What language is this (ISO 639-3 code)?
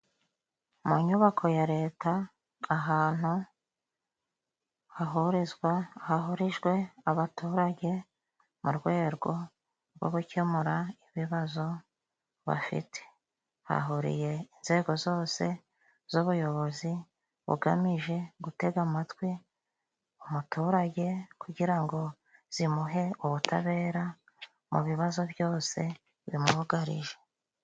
kin